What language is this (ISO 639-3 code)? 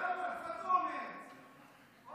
heb